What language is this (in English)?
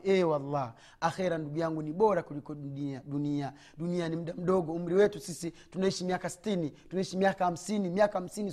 Swahili